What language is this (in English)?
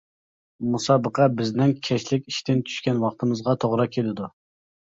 Uyghur